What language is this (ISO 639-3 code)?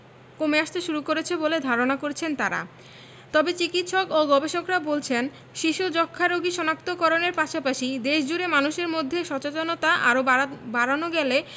ben